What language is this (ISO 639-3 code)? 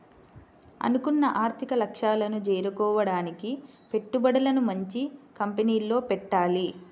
tel